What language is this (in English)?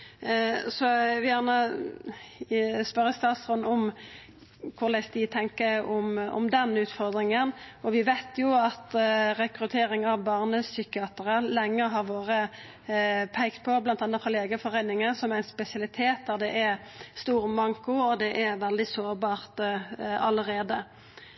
Norwegian Nynorsk